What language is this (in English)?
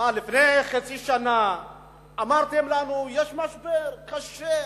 Hebrew